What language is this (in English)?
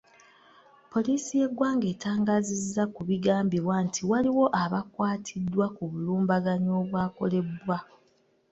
Ganda